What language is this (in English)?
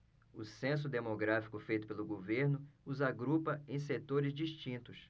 Portuguese